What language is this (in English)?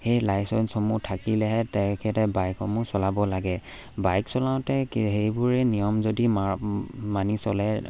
Assamese